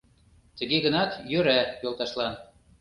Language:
Mari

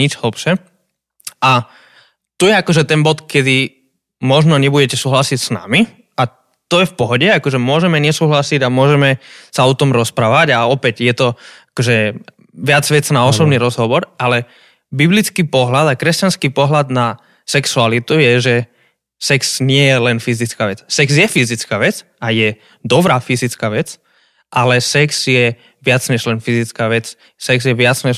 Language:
Slovak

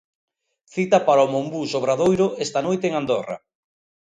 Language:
Galician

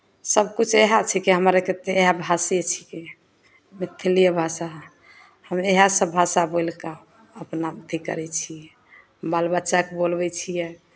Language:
Maithili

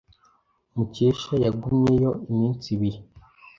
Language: Kinyarwanda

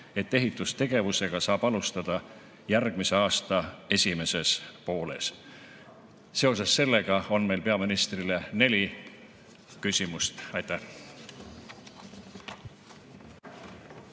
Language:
Estonian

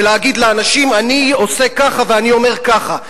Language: Hebrew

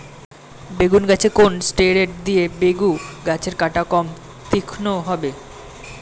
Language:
Bangla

